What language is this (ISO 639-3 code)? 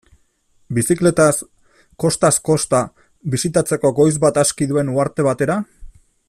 eus